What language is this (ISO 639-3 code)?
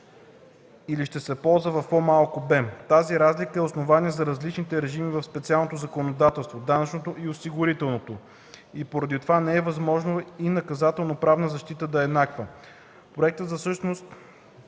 bul